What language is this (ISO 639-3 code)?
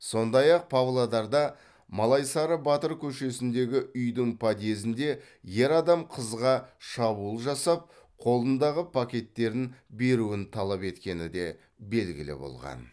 kaz